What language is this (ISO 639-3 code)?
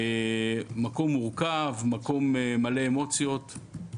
heb